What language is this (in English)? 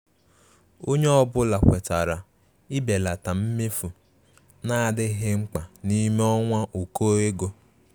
Igbo